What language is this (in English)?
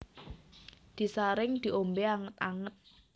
Javanese